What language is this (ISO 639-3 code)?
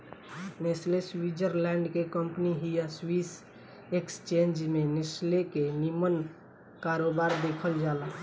bho